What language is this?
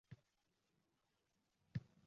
Uzbek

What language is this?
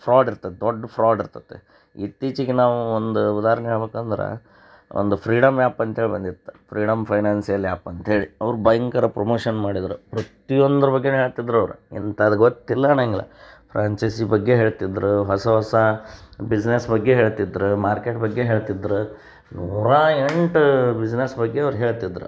Kannada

